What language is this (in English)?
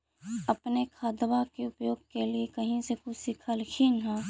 Magahi